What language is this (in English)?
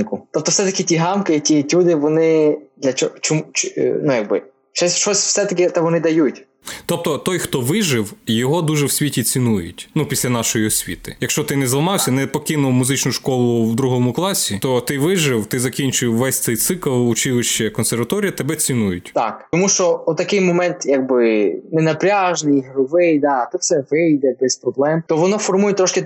Ukrainian